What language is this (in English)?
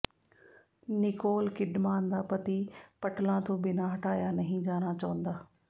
Punjabi